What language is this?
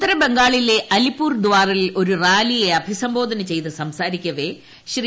Malayalam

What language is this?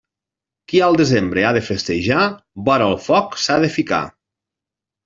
Catalan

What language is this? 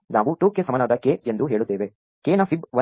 Kannada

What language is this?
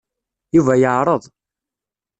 Kabyle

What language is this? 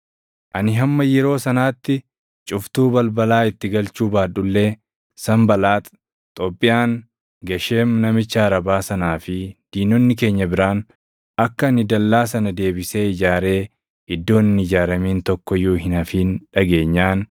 Oromo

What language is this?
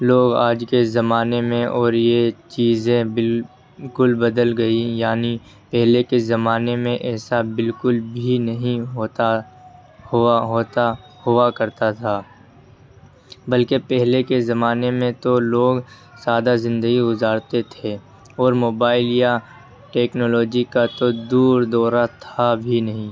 Urdu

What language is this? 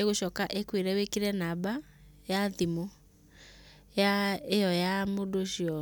Kikuyu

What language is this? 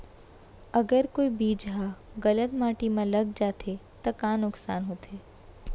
Chhattisgarhi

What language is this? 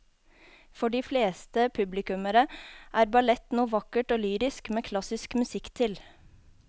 Norwegian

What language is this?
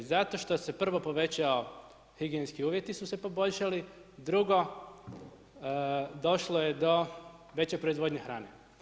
Croatian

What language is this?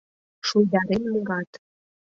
Mari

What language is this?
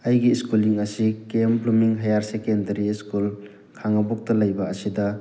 Manipuri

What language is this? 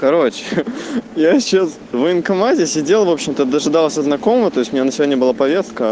Russian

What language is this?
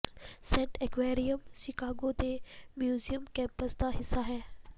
Punjabi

